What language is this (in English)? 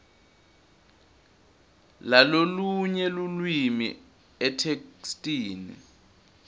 Swati